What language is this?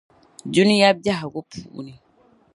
Dagbani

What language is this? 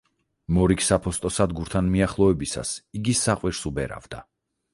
Georgian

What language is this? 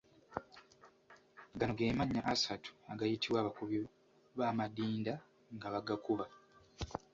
Ganda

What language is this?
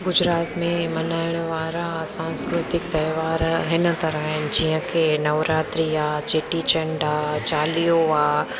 Sindhi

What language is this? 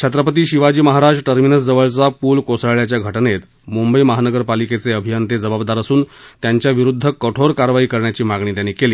Marathi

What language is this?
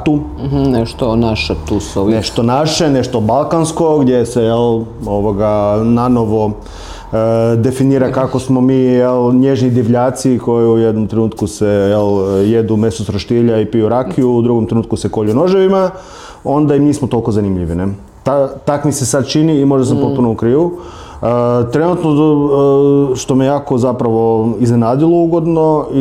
Croatian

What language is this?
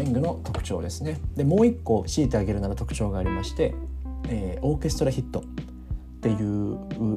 Japanese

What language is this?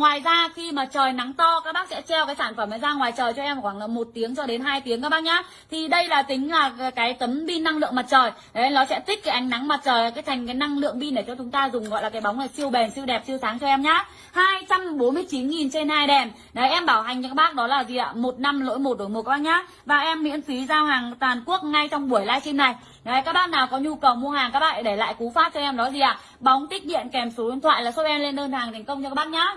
Vietnamese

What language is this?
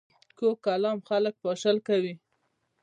Pashto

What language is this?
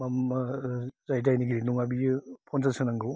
Bodo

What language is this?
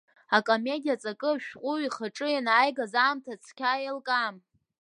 Abkhazian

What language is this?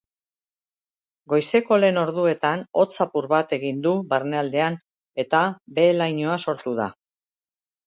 Basque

